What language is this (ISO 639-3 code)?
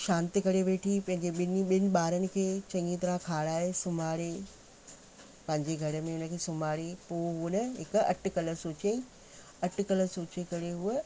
snd